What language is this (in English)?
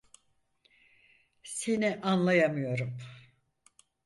Turkish